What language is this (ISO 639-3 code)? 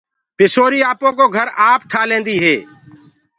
ggg